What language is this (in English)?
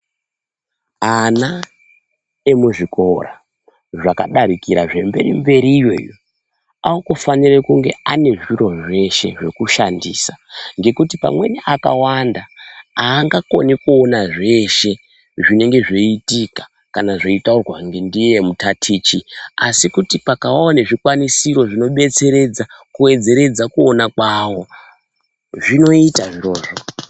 Ndau